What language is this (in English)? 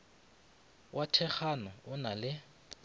Northern Sotho